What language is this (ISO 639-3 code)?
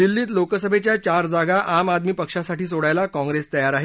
mar